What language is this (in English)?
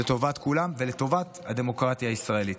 Hebrew